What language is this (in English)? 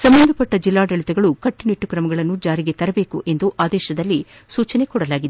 Kannada